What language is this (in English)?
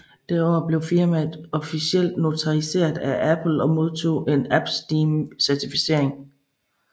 Danish